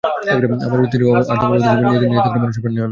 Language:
Bangla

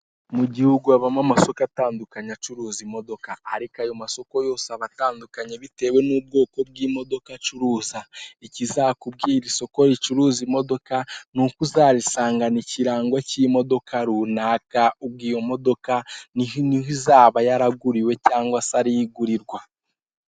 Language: Kinyarwanda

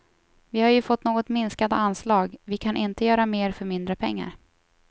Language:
Swedish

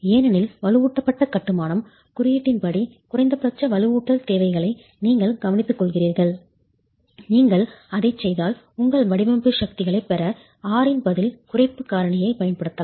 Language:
Tamil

